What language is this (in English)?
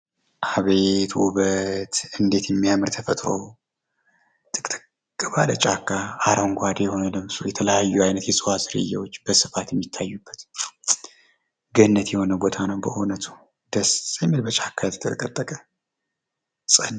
Amharic